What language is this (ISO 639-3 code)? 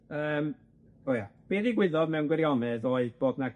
cym